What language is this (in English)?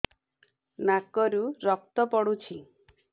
Odia